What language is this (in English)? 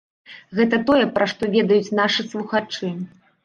Belarusian